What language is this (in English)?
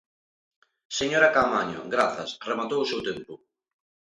Galician